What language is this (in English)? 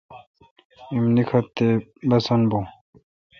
Kalkoti